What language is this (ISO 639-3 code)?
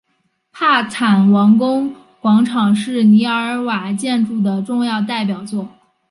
zho